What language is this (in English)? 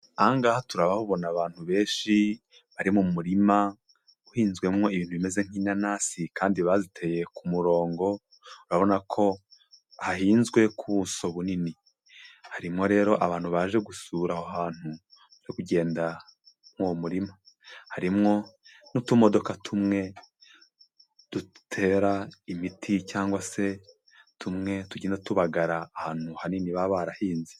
Kinyarwanda